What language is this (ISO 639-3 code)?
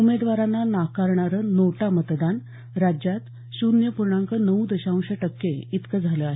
mar